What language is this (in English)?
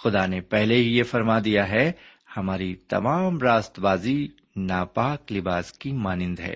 Urdu